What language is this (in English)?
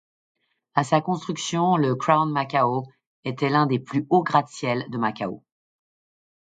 French